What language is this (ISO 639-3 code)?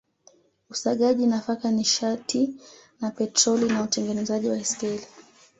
swa